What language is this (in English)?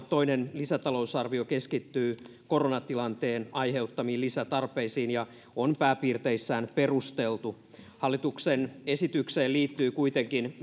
Finnish